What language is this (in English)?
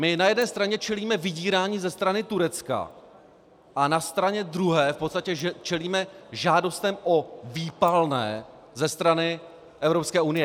Czech